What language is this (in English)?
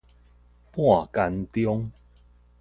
Min Nan Chinese